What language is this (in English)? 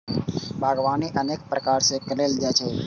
Maithili